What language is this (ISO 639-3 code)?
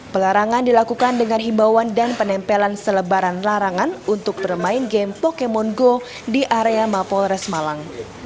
ind